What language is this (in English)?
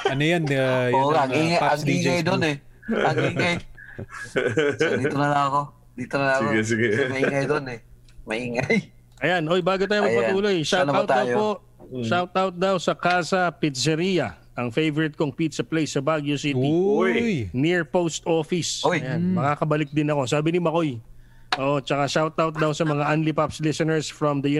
Filipino